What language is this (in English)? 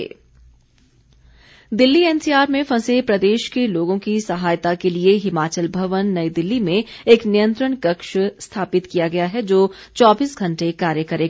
Hindi